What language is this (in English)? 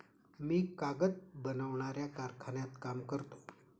Marathi